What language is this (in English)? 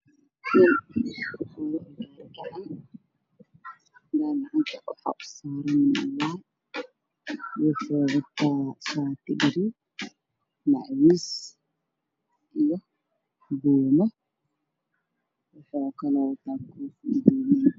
Somali